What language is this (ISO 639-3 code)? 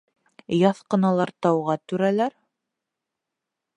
bak